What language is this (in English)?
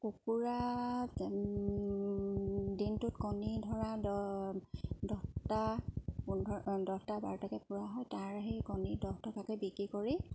Assamese